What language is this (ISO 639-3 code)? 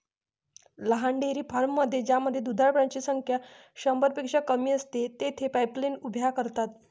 mar